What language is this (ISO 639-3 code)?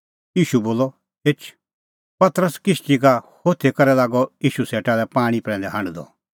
kfx